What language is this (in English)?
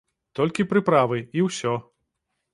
Belarusian